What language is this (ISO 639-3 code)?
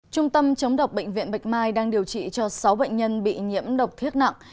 vie